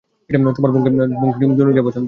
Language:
Bangla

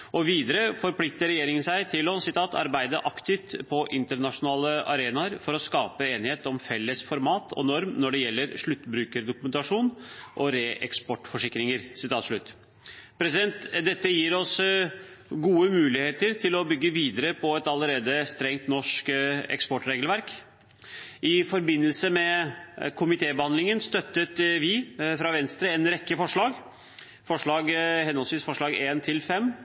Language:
Norwegian Bokmål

